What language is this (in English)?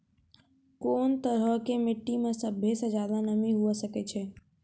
Maithili